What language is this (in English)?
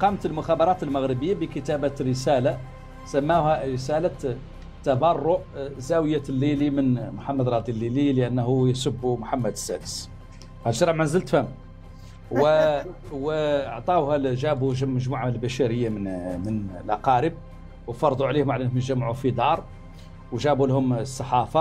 Arabic